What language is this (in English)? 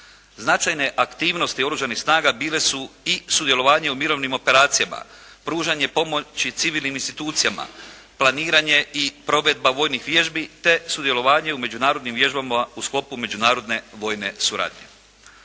Croatian